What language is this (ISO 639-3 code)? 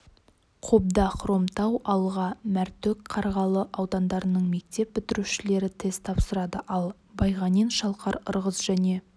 kaz